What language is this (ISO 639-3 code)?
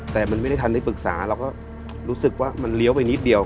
tha